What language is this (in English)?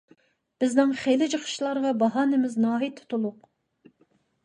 Uyghur